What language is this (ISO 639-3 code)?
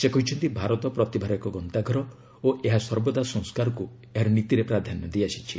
ori